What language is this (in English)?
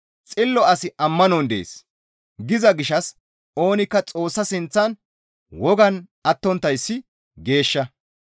Gamo